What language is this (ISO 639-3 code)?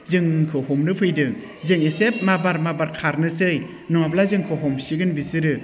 brx